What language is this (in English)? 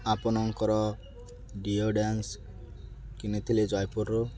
Odia